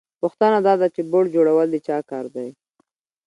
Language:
Pashto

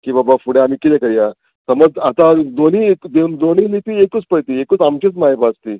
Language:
Konkani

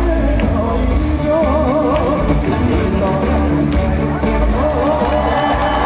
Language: Korean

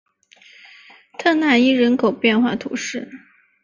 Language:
Chinese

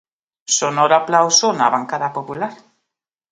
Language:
Galician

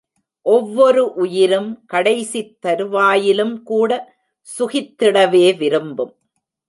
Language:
Tamil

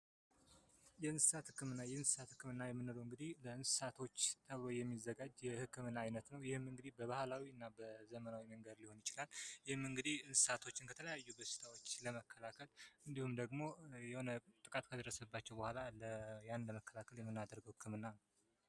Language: Amharic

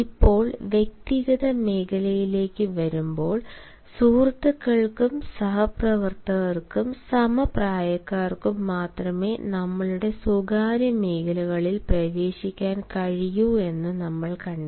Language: Malayalam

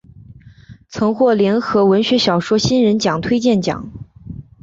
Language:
Chinese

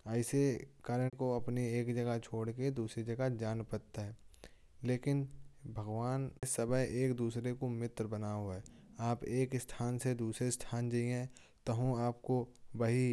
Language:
Kanauji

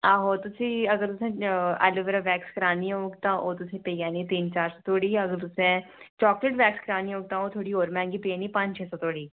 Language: Dogri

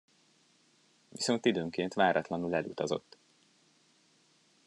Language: Hungarian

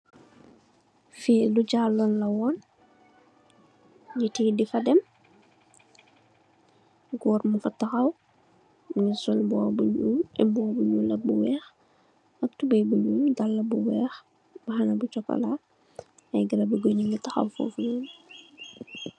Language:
Wolof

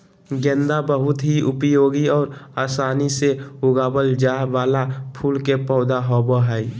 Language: Magahi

